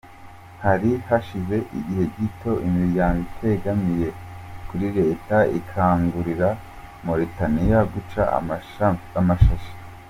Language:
Kinyarwanda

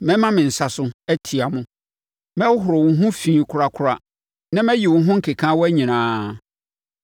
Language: Akan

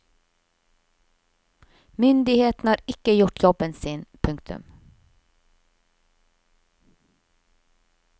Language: Norwegian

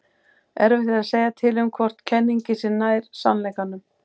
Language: Icelandic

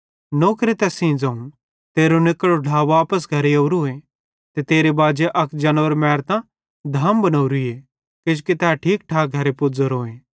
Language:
Bhadrawahi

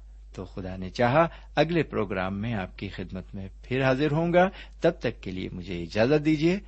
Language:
Urdu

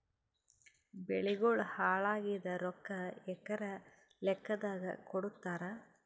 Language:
Kannada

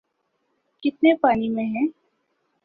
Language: Urdu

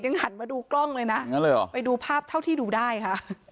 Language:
Thai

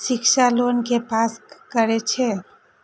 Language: Maithili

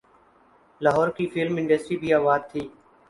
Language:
Urdu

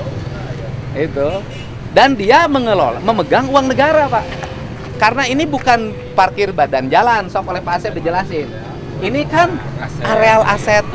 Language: Indonesian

